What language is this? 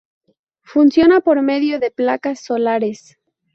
Spanish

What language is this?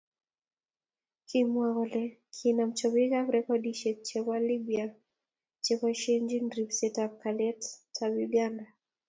Kalenjin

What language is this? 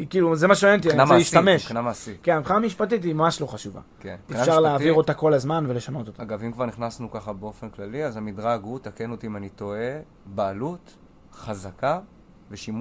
Hebrew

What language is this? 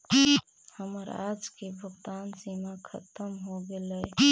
Magahi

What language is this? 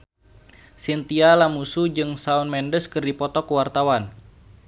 Sundanese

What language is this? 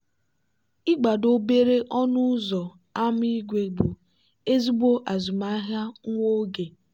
Igbo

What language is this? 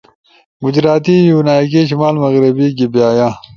Ushojo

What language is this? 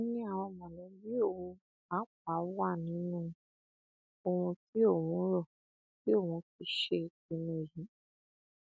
Yoruba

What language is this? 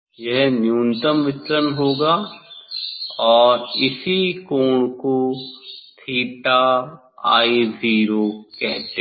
Hindi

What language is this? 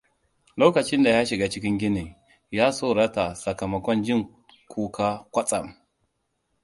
Hausa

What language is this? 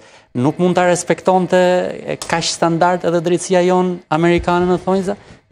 Romanian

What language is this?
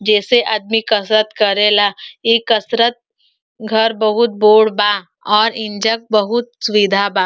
Bhojpuri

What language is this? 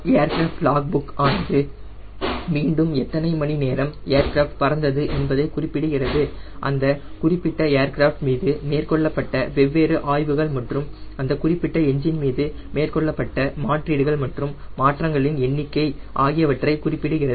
Tamil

